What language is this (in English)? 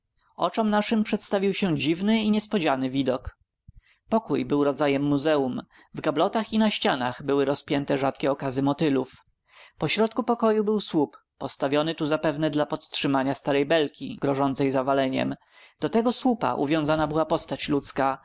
Polish